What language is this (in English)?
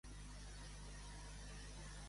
Catalan